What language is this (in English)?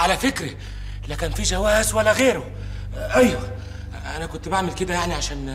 Arabic